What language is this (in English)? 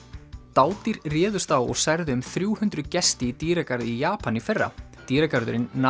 Icelandic